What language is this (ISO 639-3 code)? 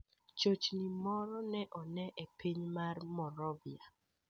luo